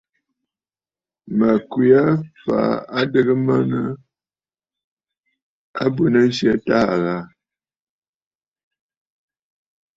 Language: Bafut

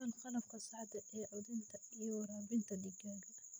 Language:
Somali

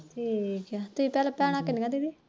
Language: Punjabi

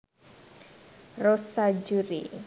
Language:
Javanese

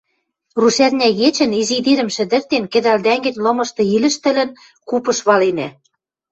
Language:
Western Mari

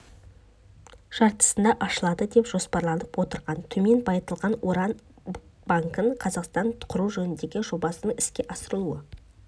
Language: Kazakh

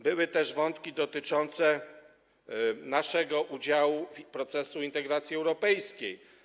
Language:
Polish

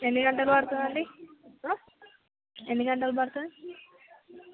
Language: Telugu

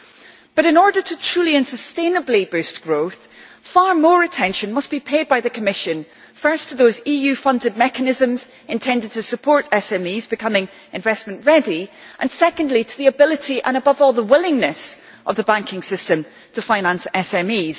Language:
English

